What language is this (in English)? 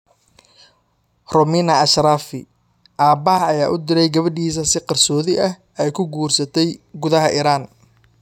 Somali